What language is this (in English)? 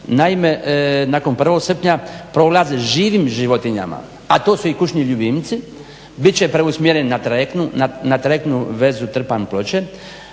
Croatian